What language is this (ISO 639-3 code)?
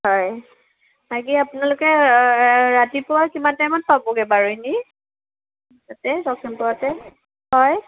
asm